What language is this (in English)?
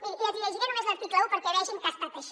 Catalan